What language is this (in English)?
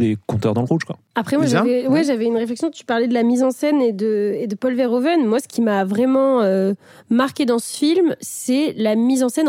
French